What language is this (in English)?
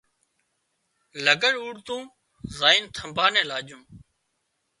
Wadiyara Koli